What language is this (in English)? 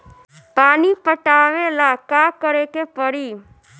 Bhojpuri